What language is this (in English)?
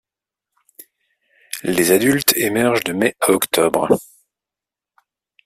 French